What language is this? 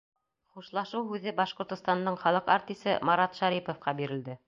Bashkir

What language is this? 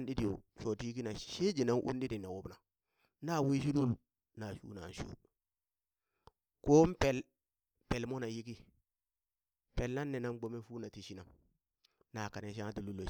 Burak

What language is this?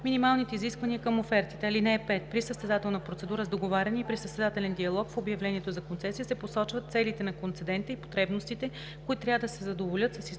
Bulgarian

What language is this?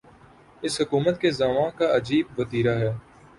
Urdu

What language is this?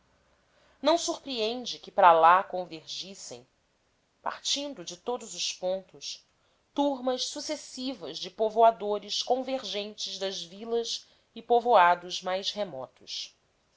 Portuguese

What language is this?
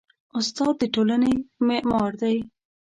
Pashto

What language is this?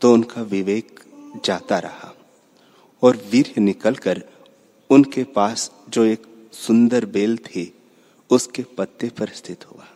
Hindi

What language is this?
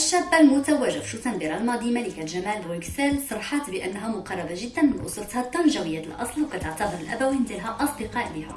Arabic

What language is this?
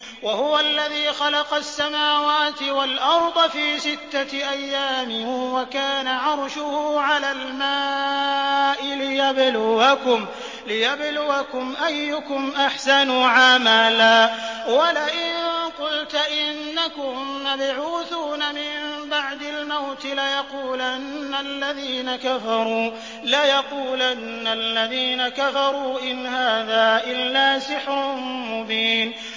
Arabic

